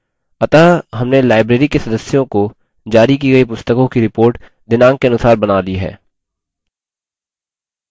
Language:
Hindi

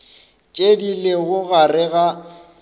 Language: Northern Sotho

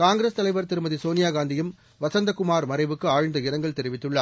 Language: Tamil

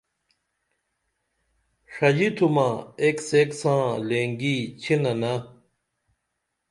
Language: Dameli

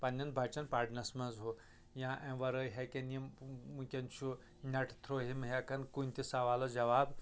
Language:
Kashmiri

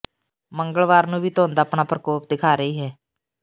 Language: Punjabi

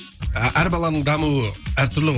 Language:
Kazakh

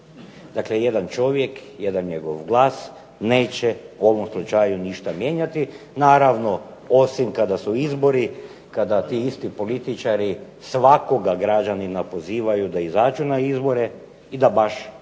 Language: Croatian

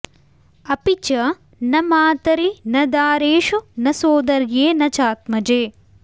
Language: Sanskrit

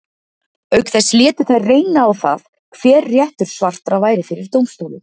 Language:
Icelandic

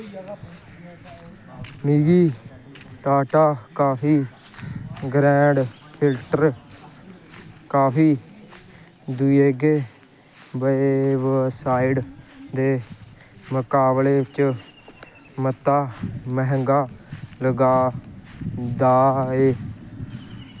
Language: Dogri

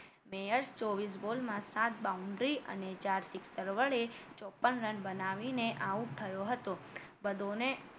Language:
Gujarati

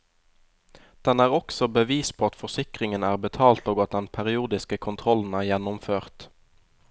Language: Norwegian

